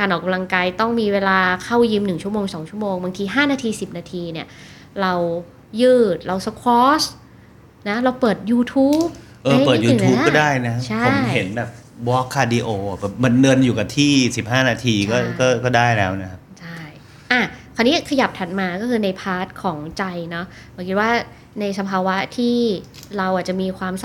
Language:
Thai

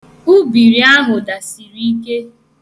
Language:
Igbo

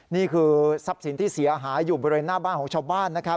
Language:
Thai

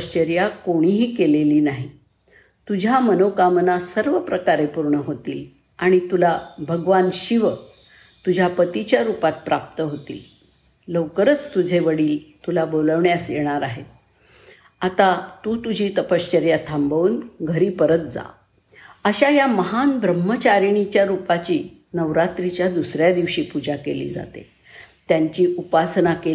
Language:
Marathi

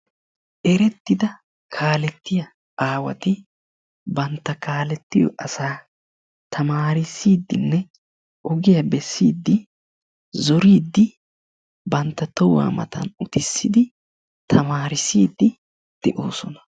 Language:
Wolaytta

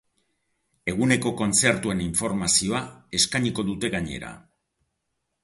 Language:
Basque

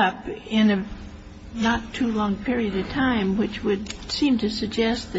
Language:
English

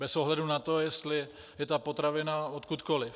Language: Czech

